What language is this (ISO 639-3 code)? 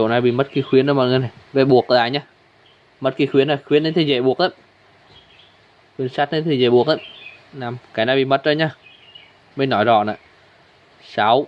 vie